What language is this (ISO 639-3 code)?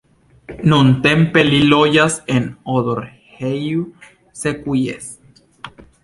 epo